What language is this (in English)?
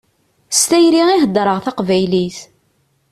Kabyle